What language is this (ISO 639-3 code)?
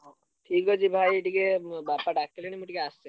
ori